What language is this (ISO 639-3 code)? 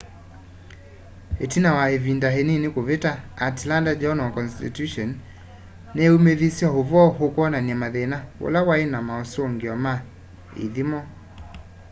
kam